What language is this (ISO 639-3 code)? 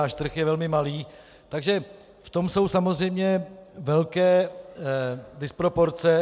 ces